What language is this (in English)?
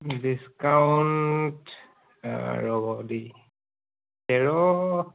Assamese